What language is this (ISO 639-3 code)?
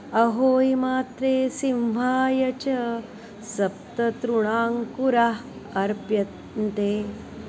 san